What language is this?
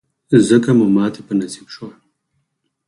Pashto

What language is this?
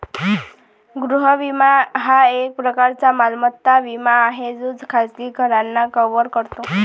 Marathi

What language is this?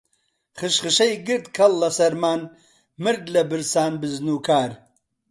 Central Kurdish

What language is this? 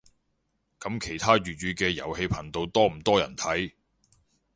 Cantonese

